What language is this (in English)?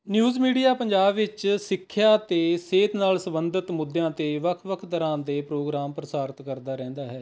Punjabi